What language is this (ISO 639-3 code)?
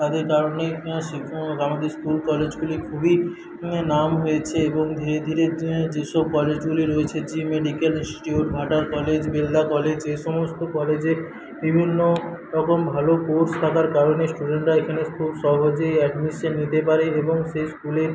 ben